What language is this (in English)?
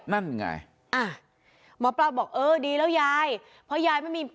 Thai